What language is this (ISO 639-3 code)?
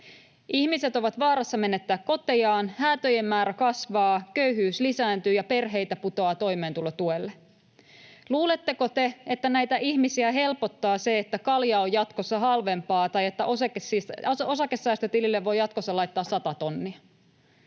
fin